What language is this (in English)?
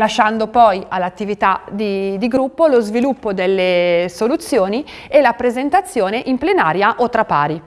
Italian